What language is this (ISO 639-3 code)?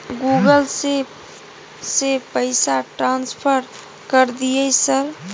mai